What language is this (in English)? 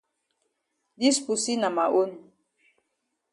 Cameroon Pidgin